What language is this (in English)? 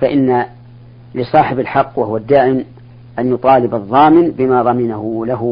Arabic